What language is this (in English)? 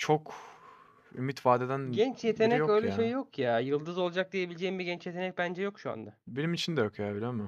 Turkish